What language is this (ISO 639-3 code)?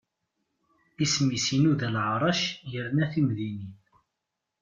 kab